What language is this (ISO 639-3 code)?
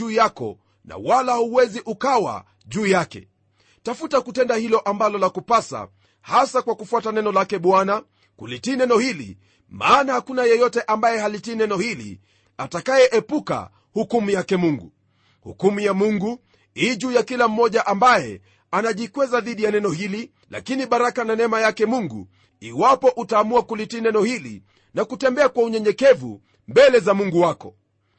swa